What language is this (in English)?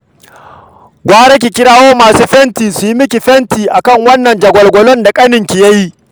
Hausa